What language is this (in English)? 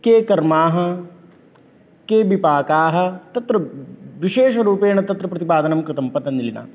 Sanskrit